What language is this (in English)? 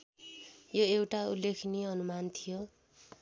Nepali